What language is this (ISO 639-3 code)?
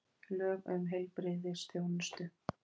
isl